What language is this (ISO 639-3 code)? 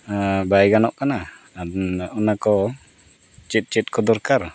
sat